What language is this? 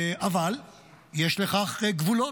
Hebrew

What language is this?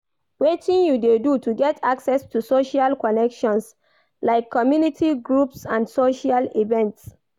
Nigerian Pidgin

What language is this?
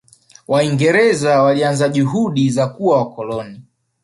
Swahili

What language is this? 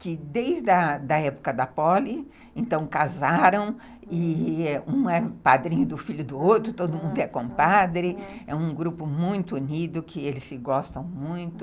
Portuguese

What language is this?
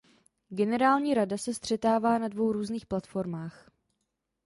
Czech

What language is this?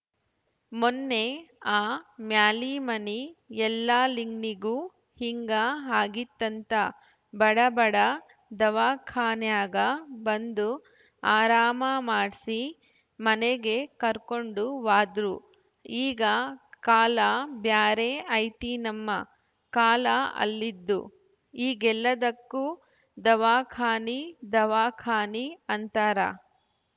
Kannada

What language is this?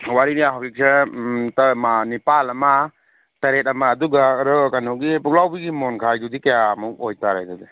Manipuri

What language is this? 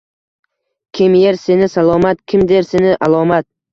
Uzbek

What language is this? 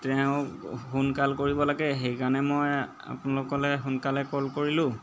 Assamese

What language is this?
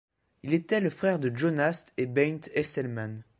French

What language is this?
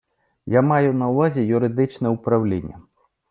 Ukrainian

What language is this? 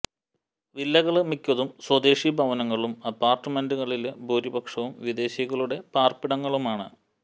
Malayalam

